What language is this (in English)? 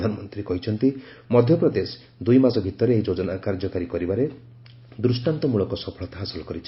Odia